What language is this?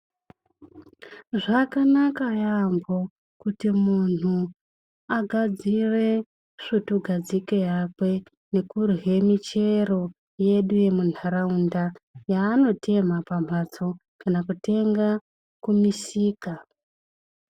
Ndau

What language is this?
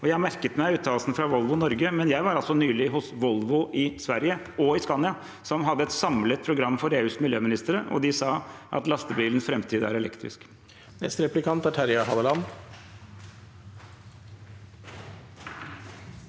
Norwegian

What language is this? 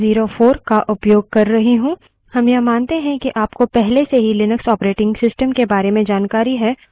Hindi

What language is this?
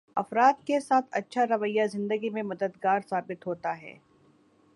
Urdu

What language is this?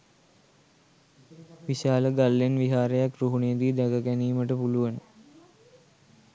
Sinhala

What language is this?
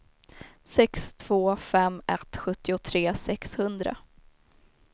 Swedish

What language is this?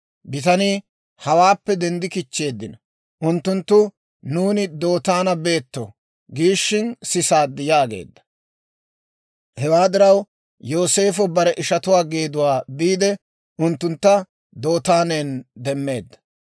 Dawro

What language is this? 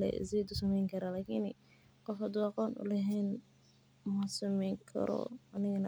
Somali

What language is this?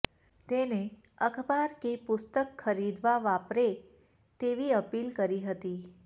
Gujarati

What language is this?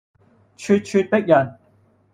Cantonese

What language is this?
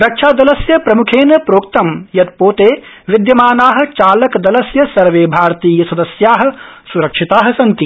Sanskrit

